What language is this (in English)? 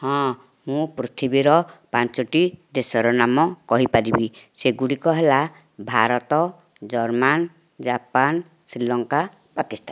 Odia